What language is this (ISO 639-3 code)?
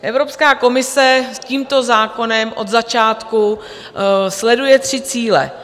ces